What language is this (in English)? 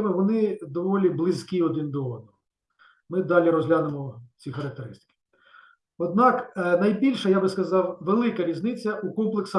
Ukrainian